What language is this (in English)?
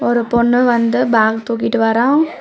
Tamil